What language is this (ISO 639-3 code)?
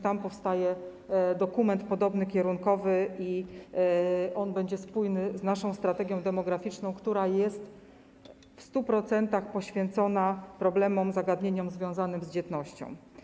pol